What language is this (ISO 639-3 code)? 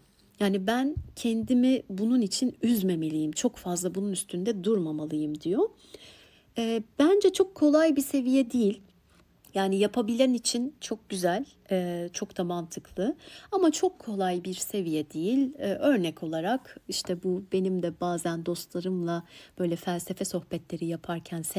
tur